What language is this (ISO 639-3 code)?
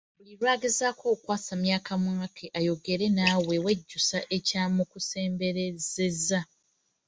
lug